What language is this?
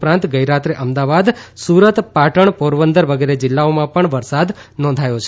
Gujarati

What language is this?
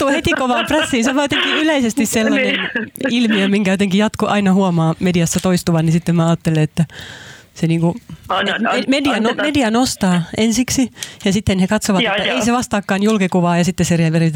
Finnish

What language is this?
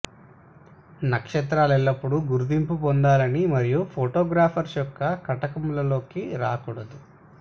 Telugu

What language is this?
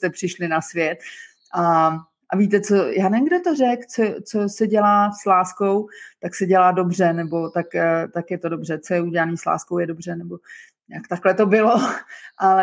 Czech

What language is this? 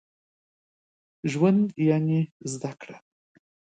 Pashto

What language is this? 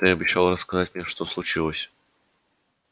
Russian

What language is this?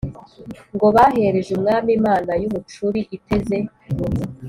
Kinyarwanda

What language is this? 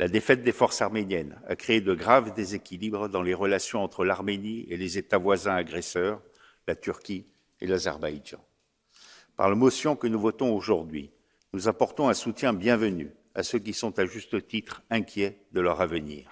French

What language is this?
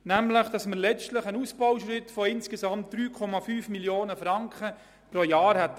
Swiss German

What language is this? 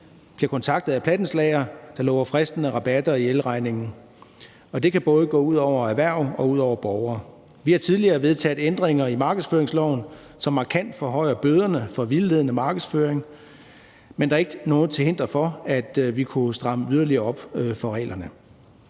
Danish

